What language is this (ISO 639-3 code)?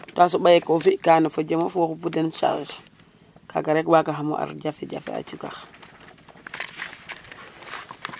srr